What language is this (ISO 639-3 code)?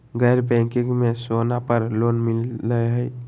mag